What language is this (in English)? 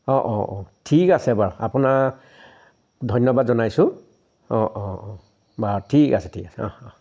Assamese